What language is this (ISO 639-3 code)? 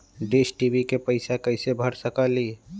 mag